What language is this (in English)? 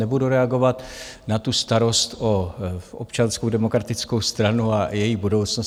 Czech